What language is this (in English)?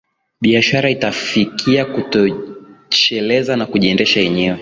Swahili